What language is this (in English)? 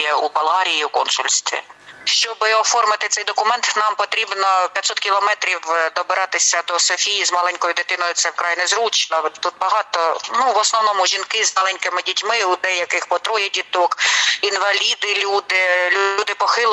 Ukrainian